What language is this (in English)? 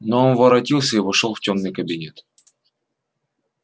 Russian